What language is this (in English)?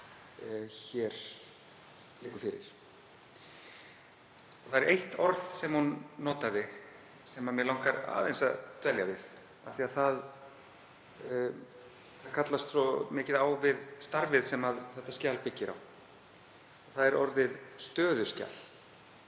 Icelandic